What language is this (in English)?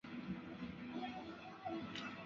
Chinese